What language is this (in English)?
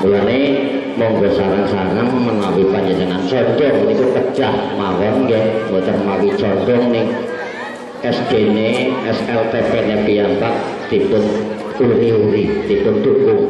Indonesian